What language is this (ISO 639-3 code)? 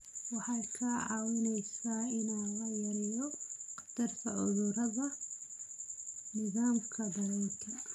som